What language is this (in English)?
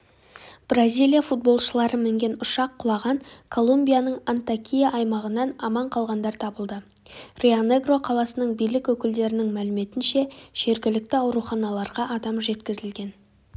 Kazakh